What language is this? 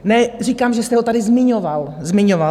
Czech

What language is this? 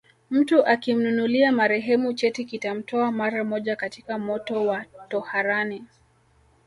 Swahili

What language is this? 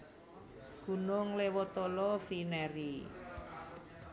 Javanese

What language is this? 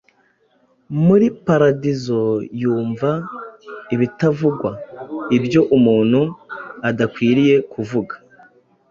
Kinyarwanda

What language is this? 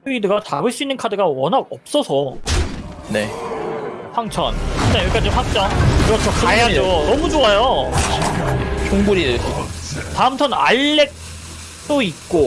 Korean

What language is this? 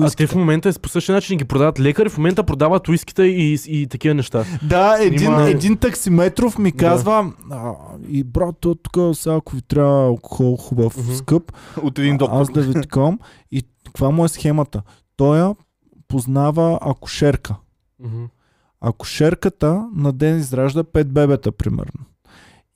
Bulgarian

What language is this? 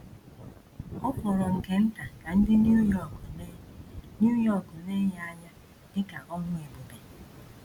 Igbo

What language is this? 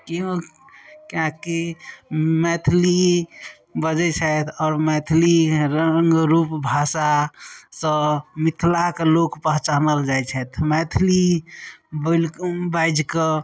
Maithili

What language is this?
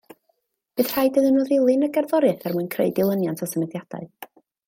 Welsh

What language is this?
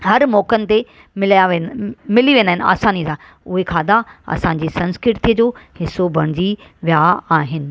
Sindhi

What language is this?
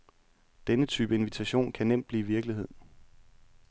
Danish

